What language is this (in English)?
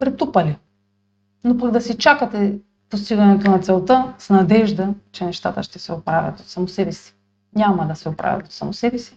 Bulgarian